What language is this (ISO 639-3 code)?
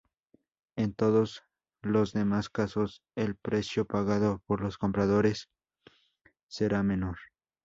spa